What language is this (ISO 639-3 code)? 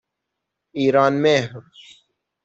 fas